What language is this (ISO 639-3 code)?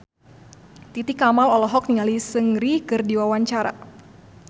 sun